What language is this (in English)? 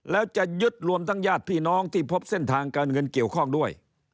Thai